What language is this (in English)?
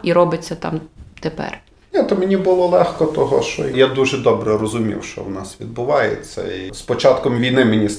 Ukrainian